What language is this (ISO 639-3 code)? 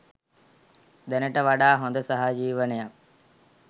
sin